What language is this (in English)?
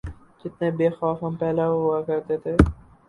Urdu